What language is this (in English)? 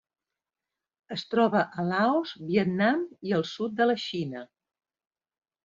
Catalan